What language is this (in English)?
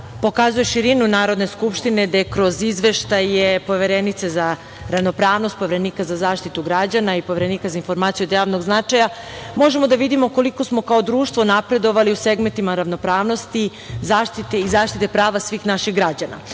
Serbian